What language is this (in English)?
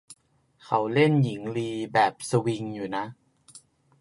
Thai